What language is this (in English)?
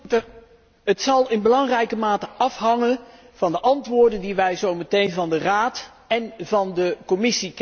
Dutch